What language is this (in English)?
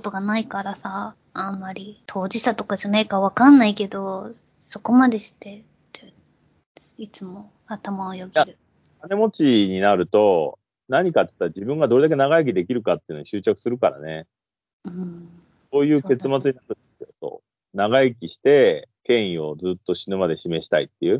Japanese